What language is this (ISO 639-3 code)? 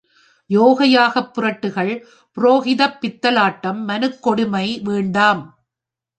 tam